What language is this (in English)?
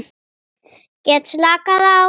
Icelandic